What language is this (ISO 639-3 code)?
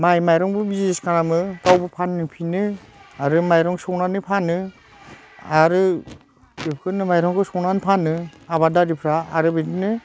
brx